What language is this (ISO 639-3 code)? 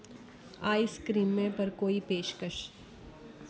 doi